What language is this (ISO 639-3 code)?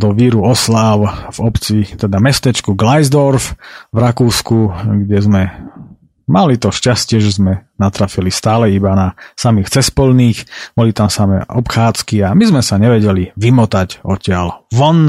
slk